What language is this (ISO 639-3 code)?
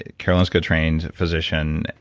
eng